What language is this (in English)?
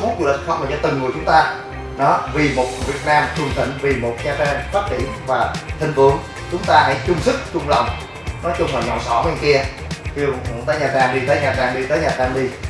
Vietnamese